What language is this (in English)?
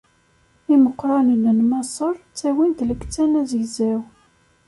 Kabyle